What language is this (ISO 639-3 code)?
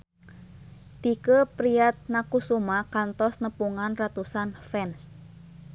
sun